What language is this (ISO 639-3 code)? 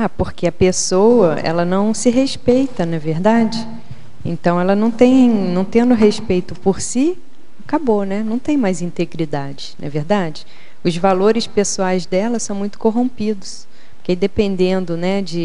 por